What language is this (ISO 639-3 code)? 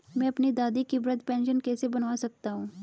hin